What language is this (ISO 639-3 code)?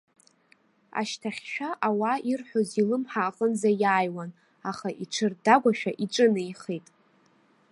abk